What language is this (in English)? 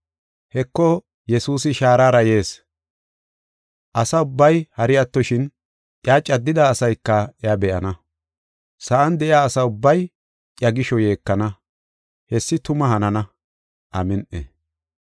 Gofa